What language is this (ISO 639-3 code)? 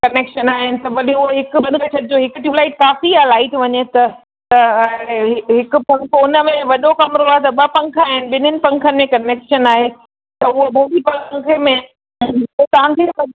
snd